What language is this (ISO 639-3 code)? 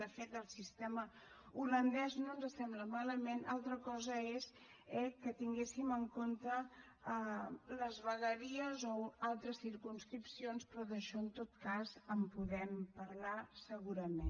cat